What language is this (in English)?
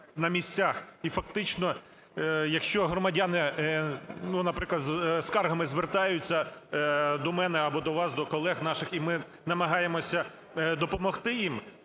Ukrainian